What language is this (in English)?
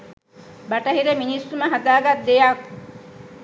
Sinhala